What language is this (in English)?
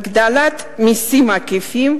Hebrew